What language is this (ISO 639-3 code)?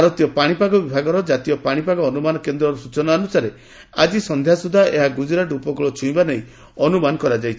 ori